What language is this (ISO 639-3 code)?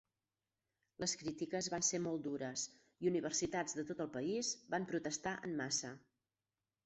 cat